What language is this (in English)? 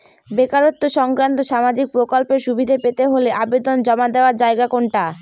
Bangla